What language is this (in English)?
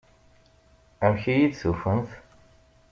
Kabyle